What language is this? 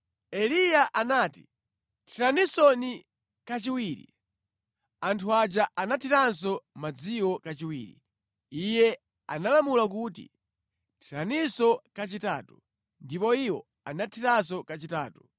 Nyanja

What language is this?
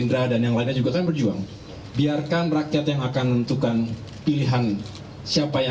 Indonesian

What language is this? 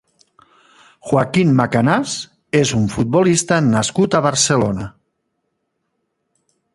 Catalan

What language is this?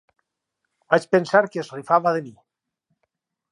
Catalan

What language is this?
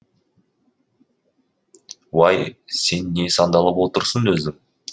Kazakh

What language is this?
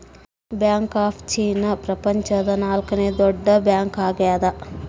Kannada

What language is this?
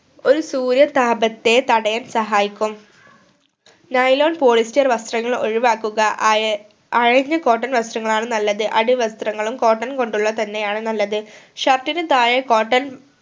Malayalam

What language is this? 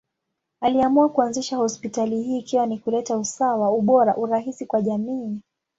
Swahili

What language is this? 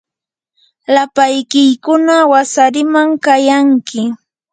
Yanahuanca Pasco Quechua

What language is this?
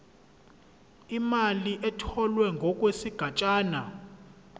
Zulu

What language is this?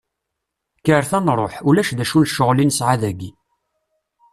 Kabyle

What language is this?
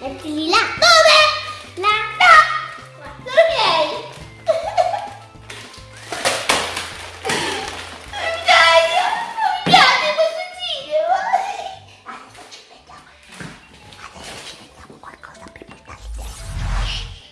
Italian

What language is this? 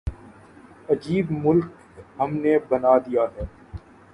Urdu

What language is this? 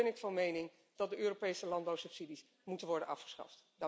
Dutch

